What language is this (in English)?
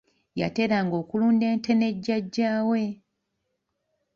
Ganda